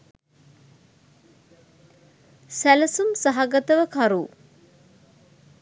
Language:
Sinhala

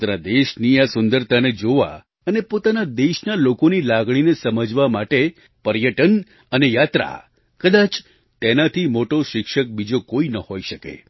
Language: Gujarati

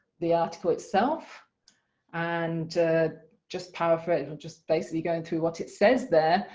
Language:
English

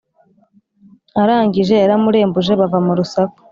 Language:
Kinyarwanda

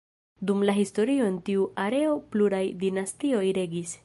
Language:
Esperanto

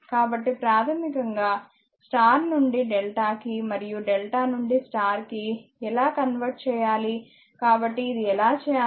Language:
Telugu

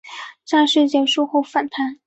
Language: Chinese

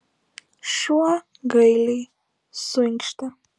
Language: Lithuanian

